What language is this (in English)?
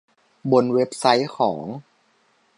Thai